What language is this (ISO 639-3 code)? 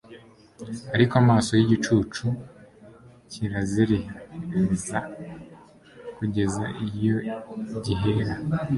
kin